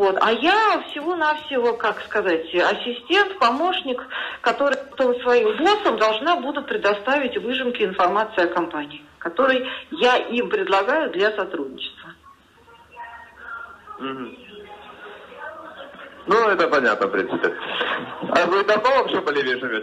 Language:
Russian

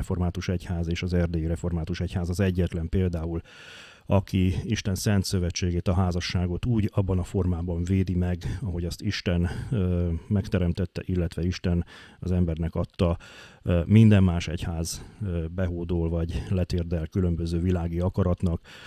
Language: Hungarian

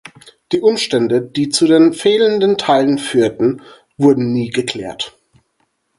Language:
German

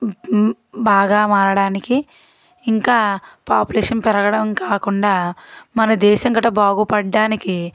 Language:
Telugu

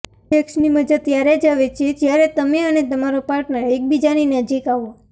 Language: Gujarati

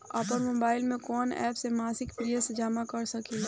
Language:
Bhojpuri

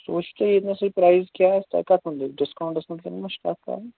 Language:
Kashmiri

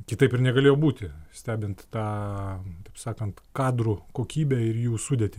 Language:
Lithuanian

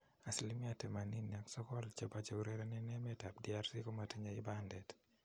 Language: Kalenjin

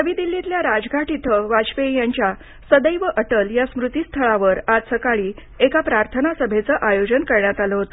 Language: Marathi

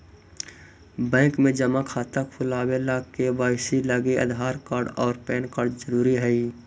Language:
Magahi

